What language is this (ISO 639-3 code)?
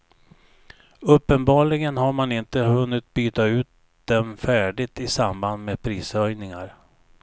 swe